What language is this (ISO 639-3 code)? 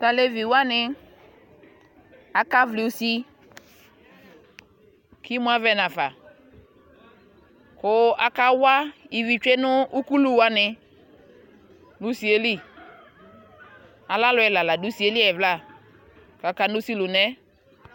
kpo